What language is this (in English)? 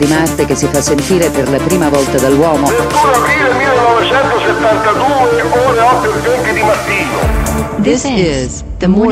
Italian